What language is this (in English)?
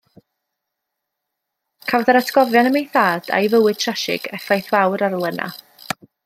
Welsh